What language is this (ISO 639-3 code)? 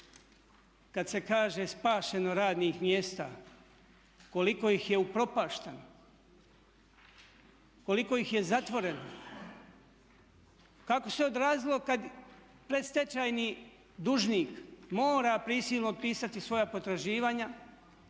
hrv